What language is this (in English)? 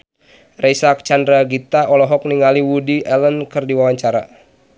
Sundanese